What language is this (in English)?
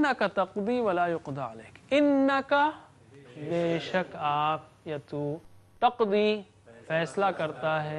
Arabic